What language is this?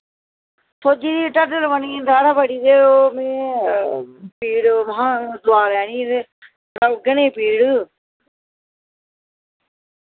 Dogri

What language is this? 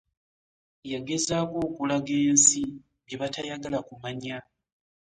Ganda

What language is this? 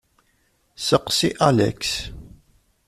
Kabyle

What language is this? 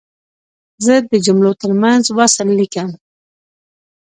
Pashto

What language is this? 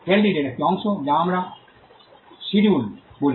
Bangla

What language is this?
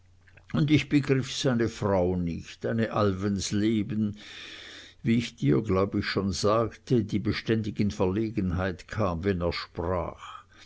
German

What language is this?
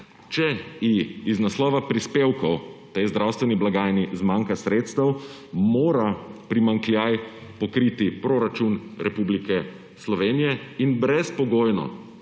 Slovenian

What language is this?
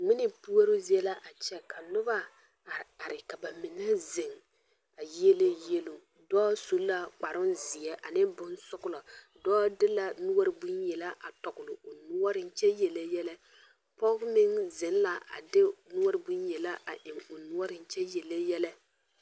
Southern Dagaare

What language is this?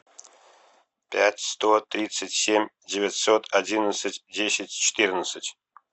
Russian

